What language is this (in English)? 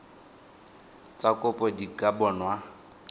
Tswana